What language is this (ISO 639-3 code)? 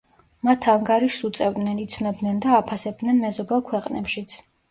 kat